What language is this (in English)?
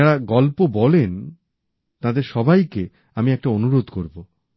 Bangla